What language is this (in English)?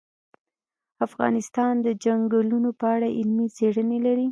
Pashto